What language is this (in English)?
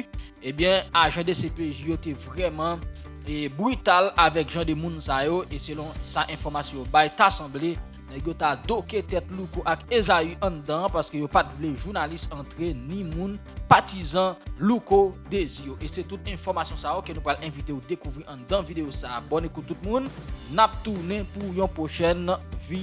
French